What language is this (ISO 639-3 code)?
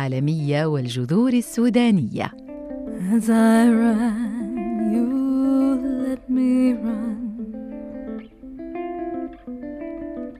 ara